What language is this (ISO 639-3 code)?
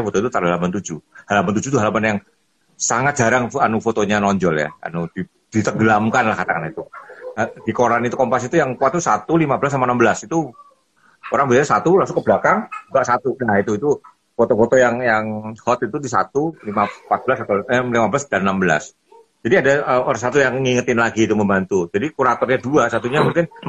ind